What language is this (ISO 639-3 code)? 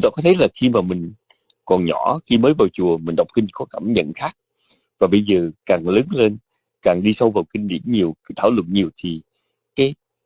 vie